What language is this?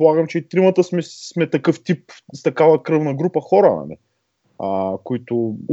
Bulgarian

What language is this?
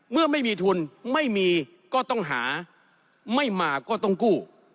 Thai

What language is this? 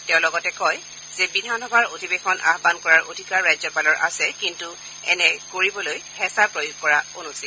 Assamese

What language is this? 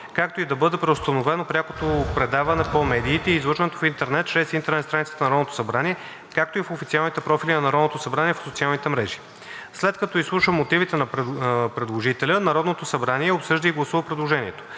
Bulgarian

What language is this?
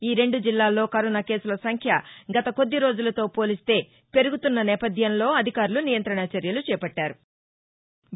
Telugu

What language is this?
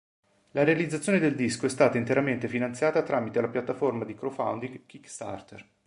Italian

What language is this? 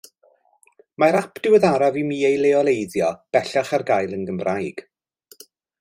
Welsh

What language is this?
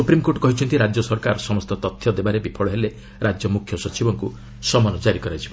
Odia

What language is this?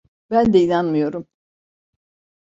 Turkish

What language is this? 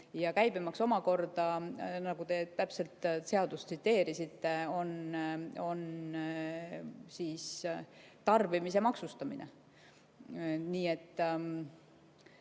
Estonian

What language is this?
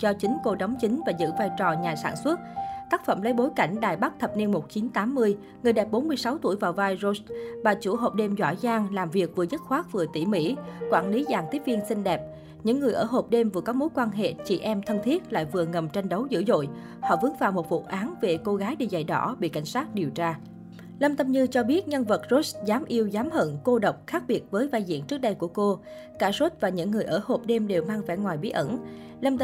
Vietnamese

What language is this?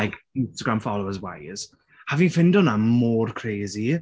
Welsh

